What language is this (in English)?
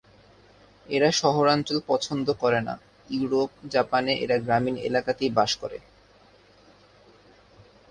Bangla